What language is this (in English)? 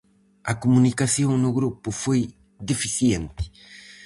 Galician